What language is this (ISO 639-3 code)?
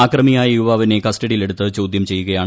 mal